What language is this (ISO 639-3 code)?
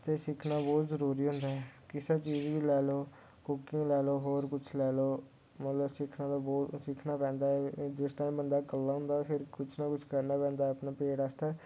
doi